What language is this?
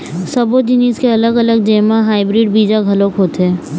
Chhattisgarhi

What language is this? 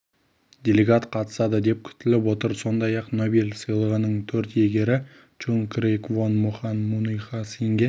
Kazakh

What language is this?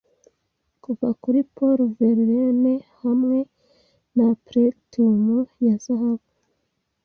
Kinyarwanda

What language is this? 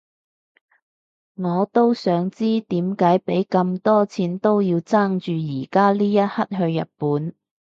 Cantonese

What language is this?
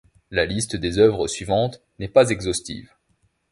French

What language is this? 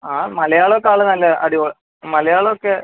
Malayalam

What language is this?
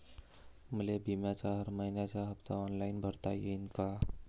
Marathi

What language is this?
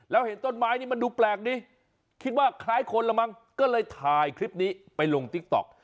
Thai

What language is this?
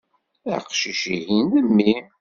Kabyle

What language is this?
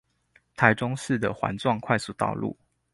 Chinese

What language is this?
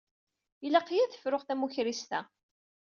Kabyle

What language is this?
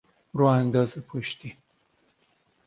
Persian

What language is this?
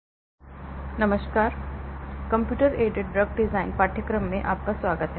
Hindi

